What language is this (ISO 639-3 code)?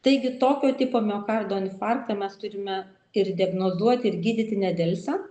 lit